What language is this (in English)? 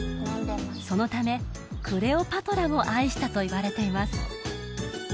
Japanese